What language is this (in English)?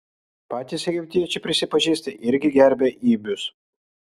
Lithuanian